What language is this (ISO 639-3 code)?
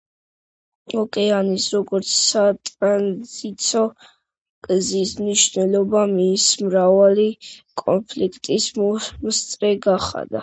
kat